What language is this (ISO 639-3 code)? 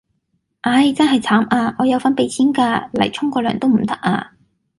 yue